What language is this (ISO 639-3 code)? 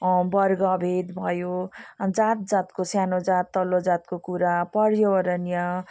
nep